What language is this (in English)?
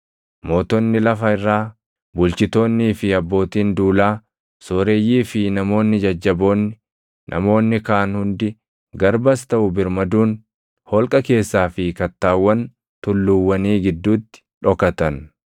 Oromo